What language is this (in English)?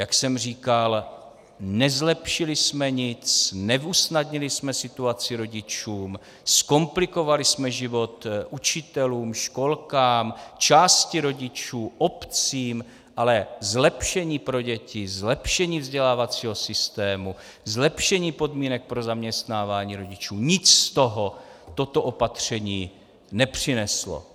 Czech